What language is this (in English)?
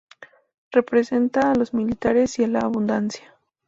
Spanish